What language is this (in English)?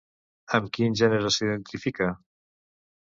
Catalan